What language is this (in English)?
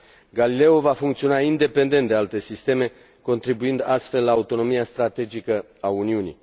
Romanian